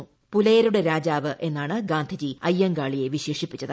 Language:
Malayalam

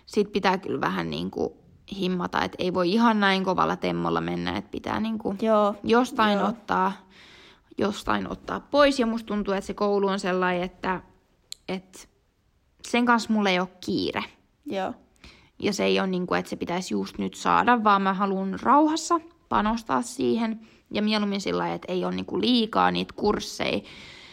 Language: Finnish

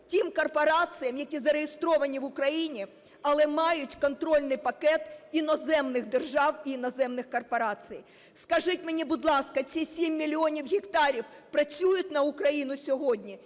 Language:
Ukrainian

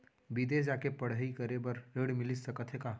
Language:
Chhattisgarhi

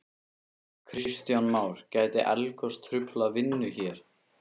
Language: Icelandic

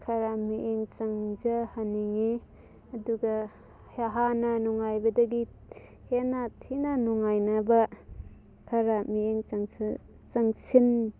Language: Manipuri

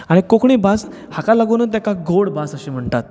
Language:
Konkani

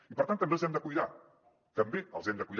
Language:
Catalan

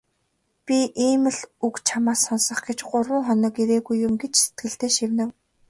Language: Mongolian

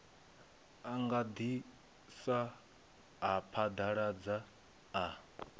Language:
Venda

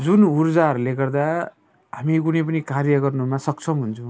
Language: Nepali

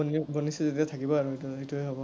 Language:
Assamese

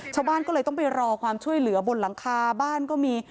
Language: Thai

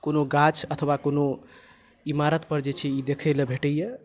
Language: Maithili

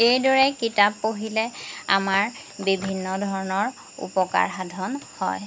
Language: Assamese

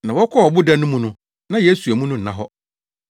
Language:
Akan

